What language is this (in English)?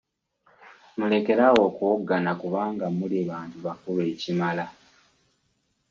Ganda